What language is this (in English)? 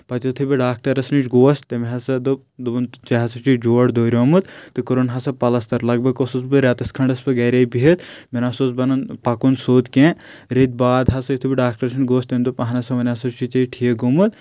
Kashmiri